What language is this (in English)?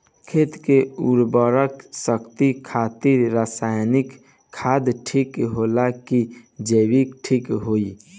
Bhojpuri